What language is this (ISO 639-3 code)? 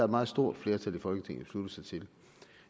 dan